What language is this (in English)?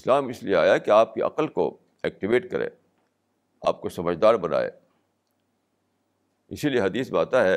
Urdu